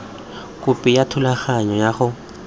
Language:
Tswana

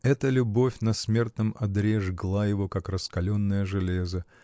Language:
Russian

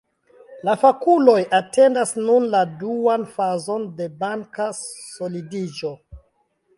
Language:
Esperanto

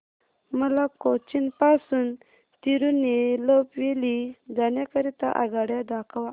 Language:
Marathi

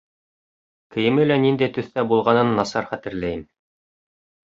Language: Bashkir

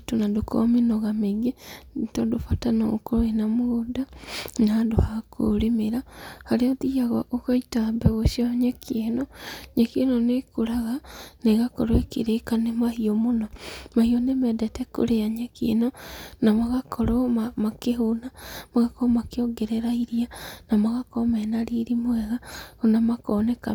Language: Kikuyu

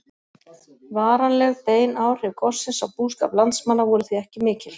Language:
Icelandic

